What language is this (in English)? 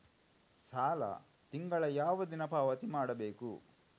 Kannada